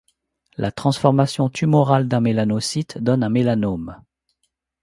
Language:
French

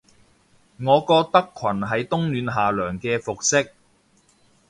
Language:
Cantonese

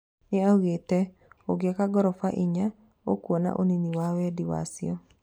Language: Kikuyu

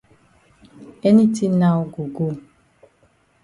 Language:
Cameroon Pidgin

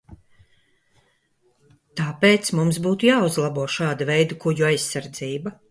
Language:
Latvian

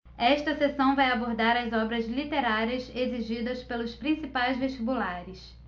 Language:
Portuguese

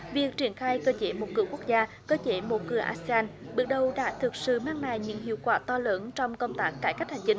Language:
Vietnamese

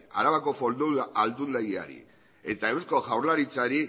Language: Basque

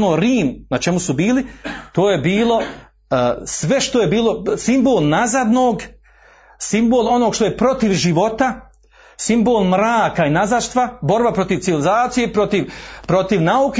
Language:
Croatian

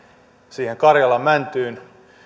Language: Finnish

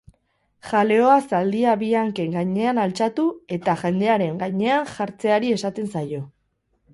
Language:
Basque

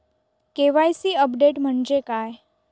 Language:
Marathi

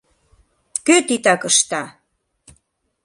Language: Mari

